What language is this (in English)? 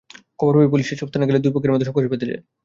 Bangla